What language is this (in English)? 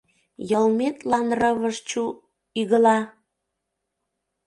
Mari